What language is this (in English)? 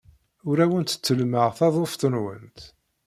Kabyle